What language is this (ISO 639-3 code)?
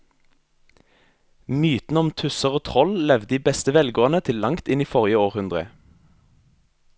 nor